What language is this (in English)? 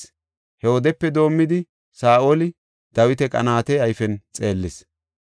Gofa